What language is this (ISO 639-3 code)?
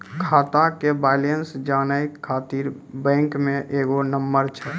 mai